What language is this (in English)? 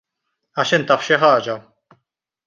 Maltese